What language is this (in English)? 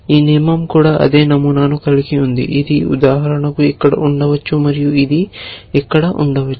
Telugu